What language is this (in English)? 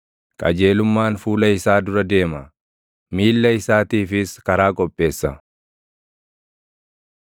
Oromo